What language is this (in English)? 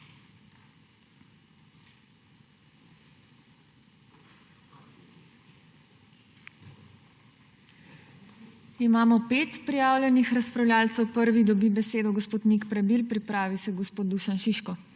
Slovenian